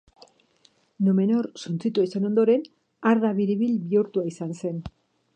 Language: Basque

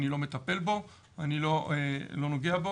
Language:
Hebrew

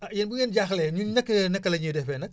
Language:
Wolof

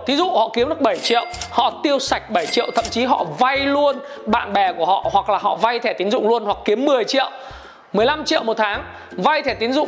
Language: Vietnamese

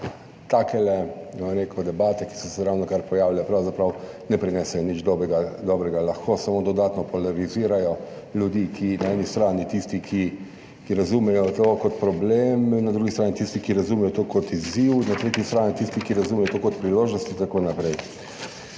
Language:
Slovenian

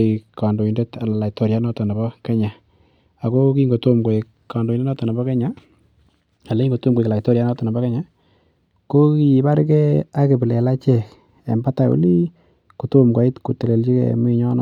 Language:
Kalenjin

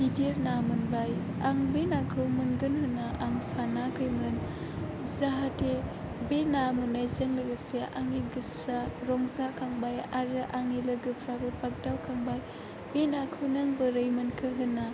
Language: Bodo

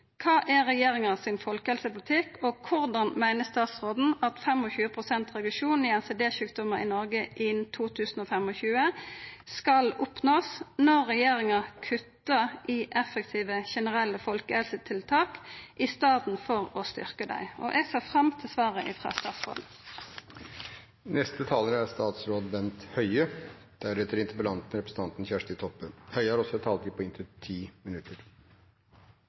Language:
Norwegian Nynorsk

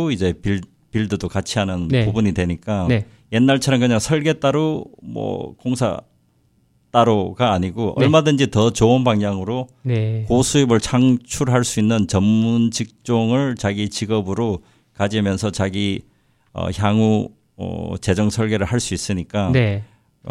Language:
Korean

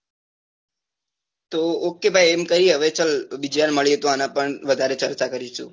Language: Gujarati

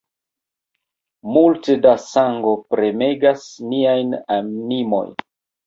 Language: Esperanto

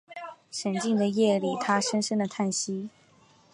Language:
Chinese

